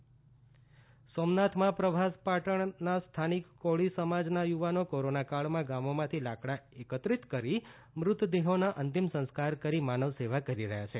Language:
Gujarati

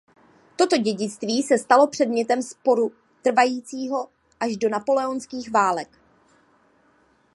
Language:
Czech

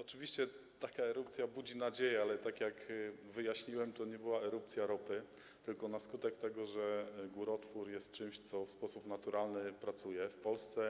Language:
Polish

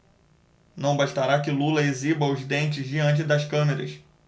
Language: Portuguese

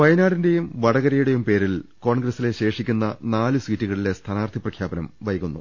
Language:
Malayalam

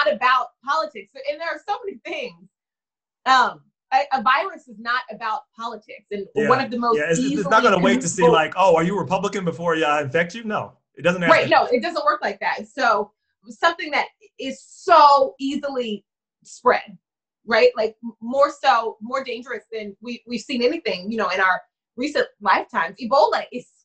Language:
English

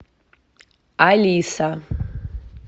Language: Russian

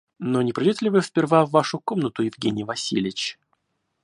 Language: Russian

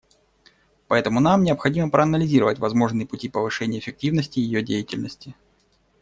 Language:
Russian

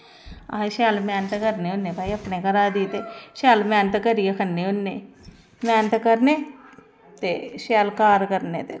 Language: Dogri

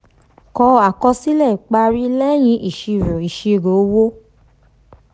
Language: Yoruba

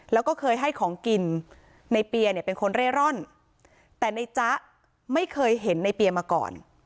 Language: Thai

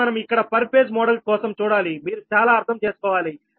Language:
Telugu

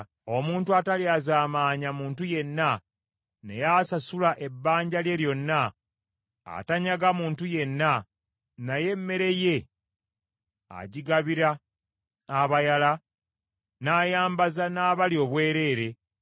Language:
Ganda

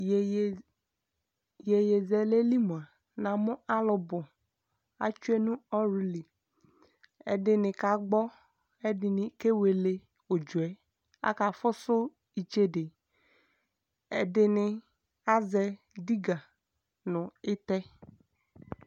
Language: Ikposo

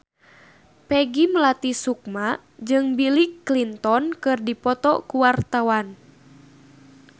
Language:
Sundanese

